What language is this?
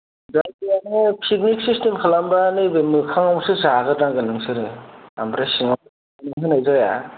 Bodo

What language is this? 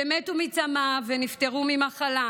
Hebrew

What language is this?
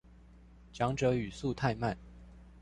Chinese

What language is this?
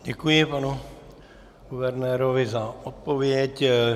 Czech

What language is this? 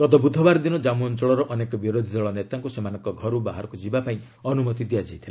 Odia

